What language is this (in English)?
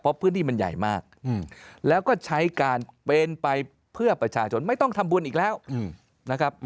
Thai